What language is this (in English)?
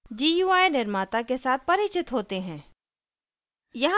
Hindi